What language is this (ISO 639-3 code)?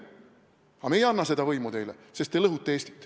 est